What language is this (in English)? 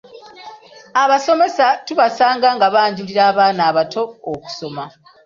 Ganda